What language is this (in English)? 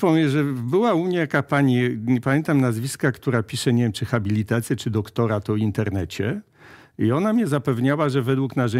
Polish